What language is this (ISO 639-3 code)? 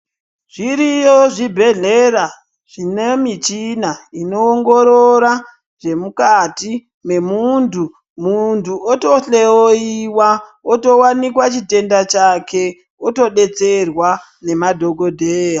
ndc